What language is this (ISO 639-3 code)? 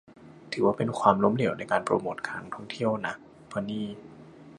tha